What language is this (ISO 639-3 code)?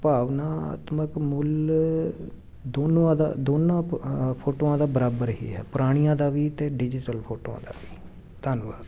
pan